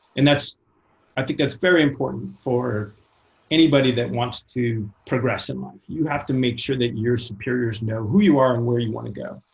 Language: English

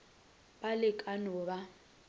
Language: Northern Sotho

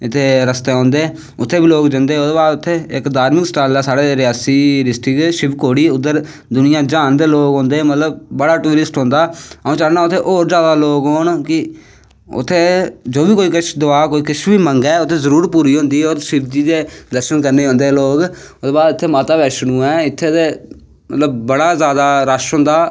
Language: Dogri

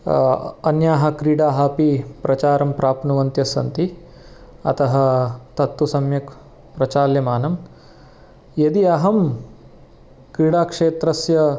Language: Sanskrit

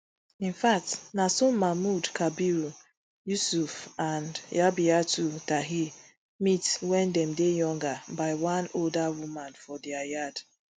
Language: Nigerian Pidgin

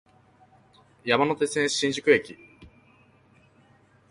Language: Japanese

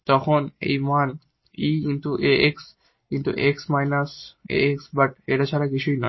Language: Bangla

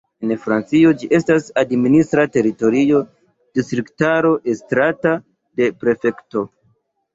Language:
Esperanto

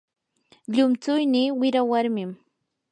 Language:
Yanahuanca Pasco Quechua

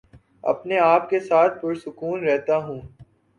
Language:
Urdu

